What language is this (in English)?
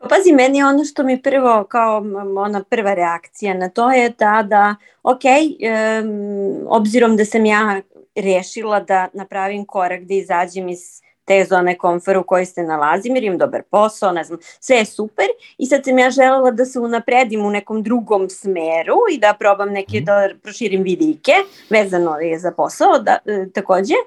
Croatian